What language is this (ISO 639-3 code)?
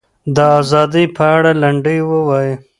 pus